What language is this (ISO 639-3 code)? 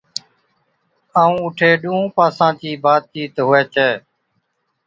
odk